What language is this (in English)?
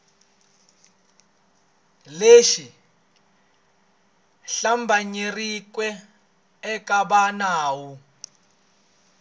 Tsonga